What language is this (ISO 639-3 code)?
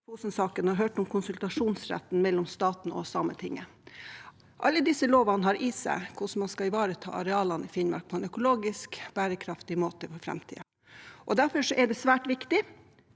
nor